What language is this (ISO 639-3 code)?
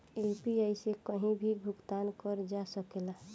bho